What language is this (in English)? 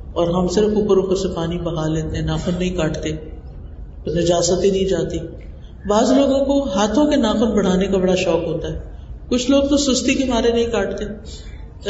Urdu